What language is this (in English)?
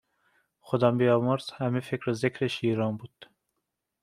Persian